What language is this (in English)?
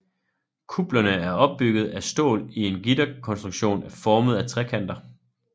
Danish